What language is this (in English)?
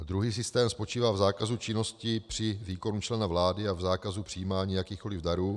Czech